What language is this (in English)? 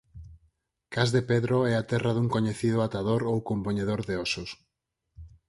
Galician